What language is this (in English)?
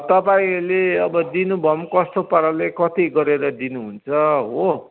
Nepali